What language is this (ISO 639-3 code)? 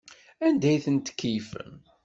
kab